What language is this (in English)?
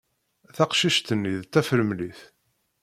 Kabyle